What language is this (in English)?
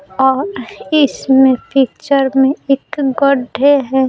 Hindi